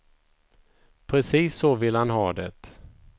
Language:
Swedish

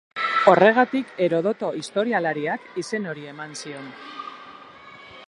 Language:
Basque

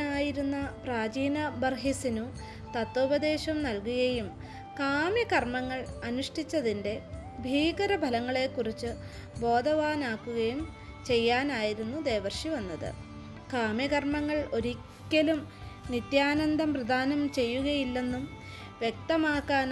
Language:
Malayalam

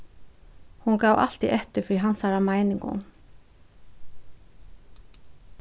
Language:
Faroese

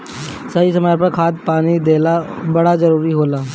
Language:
Bhojpuri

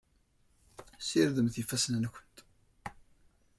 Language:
Kabyle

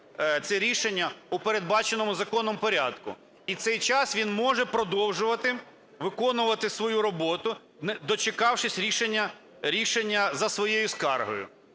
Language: Ukrainian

